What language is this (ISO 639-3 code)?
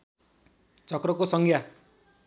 nep